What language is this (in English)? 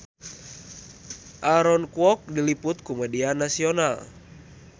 Sundanese